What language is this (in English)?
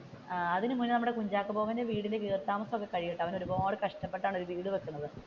Malayalam